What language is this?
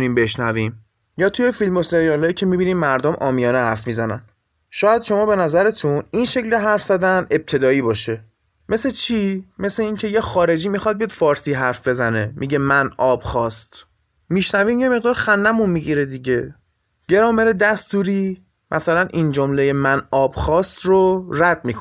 Persian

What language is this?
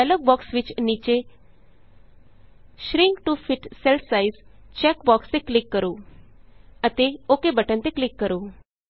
Punjabi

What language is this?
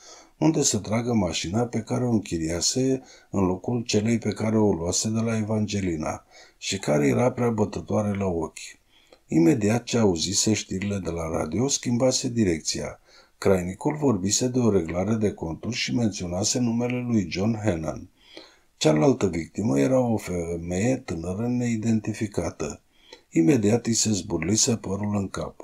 Romanian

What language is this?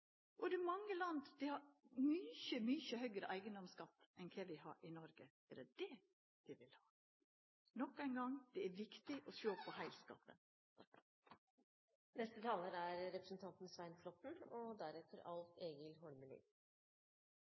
Norwegian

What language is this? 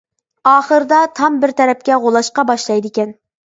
Uyghur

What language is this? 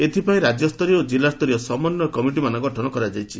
Odia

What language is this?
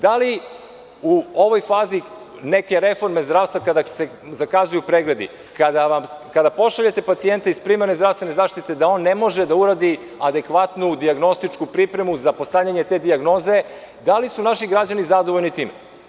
Serbian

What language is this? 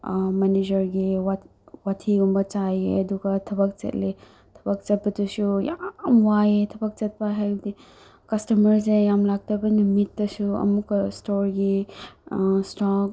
Manipuri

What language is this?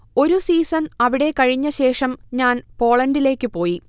Malayalam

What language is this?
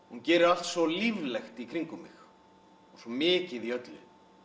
Icelandic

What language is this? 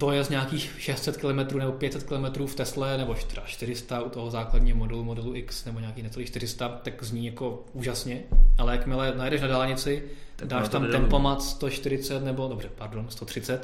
Czech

